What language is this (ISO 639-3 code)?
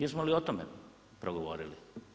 hrv